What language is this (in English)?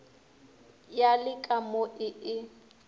Northern Sotho